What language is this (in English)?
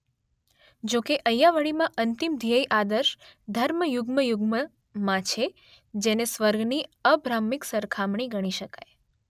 Gujarati